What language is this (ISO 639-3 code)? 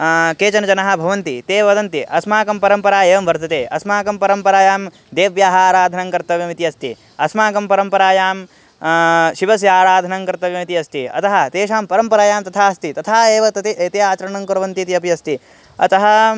san